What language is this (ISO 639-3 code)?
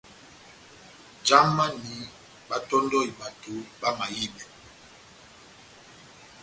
bnm